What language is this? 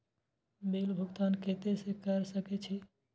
Maithili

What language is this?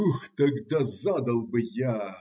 Russian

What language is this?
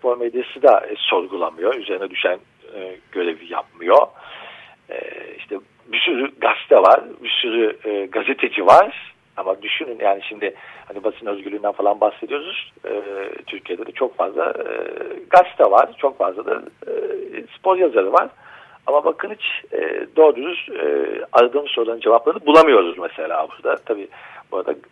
Turkish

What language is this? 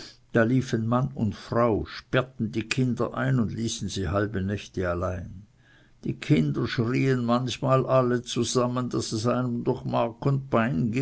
German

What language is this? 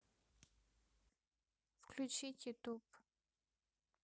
Russian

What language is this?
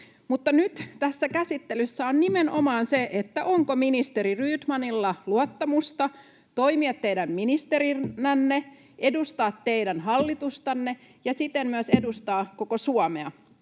Finnish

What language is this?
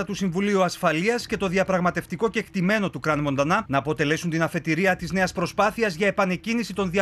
Greek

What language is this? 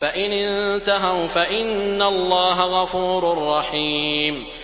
Arabic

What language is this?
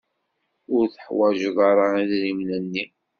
Kabyle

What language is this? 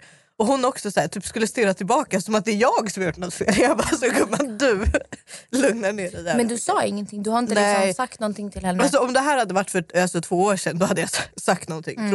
Swedish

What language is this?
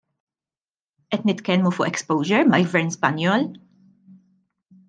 Maltese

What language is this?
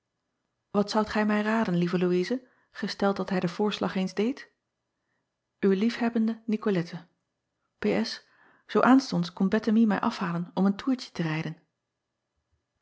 Dutch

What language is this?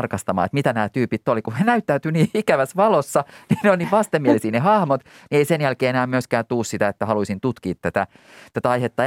Finnish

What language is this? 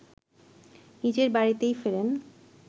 Bangla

